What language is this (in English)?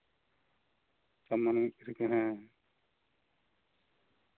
Santali